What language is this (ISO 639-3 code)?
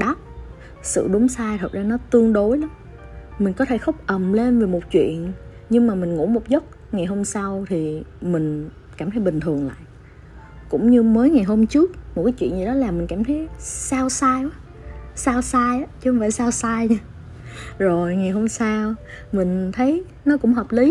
vie